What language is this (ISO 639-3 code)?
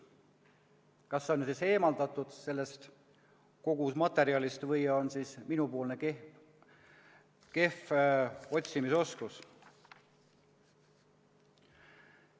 est